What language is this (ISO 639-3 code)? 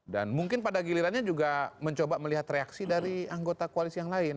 ind